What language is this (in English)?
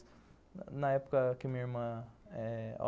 Portuguese